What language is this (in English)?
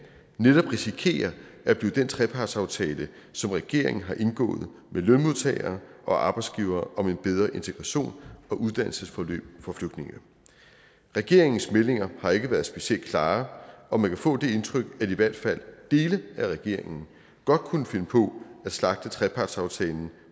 Danish